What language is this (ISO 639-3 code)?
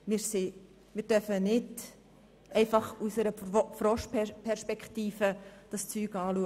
gsw